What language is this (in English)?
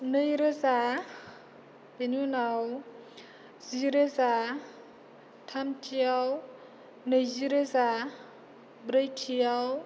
Bodo